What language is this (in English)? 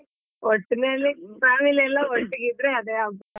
Kannada